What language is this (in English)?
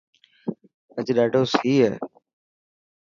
Dhatki